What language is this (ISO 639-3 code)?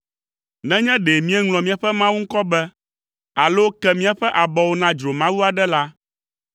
ewe